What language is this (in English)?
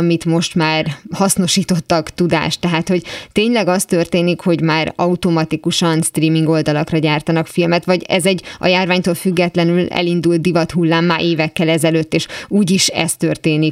Hungarian